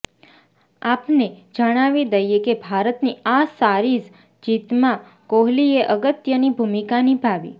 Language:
Gujarati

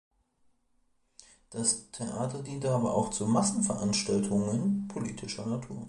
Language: German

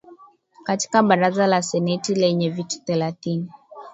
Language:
Swahili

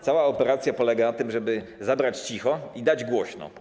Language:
Polish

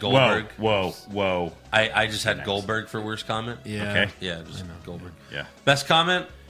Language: English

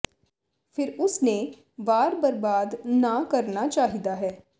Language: Punjabi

